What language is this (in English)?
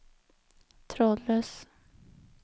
Norwegian